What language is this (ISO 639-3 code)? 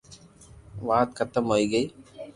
lrk